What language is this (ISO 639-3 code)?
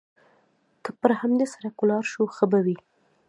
pus